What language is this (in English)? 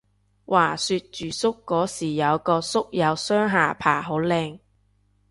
Cantonese